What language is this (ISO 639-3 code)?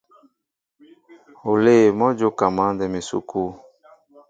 mbo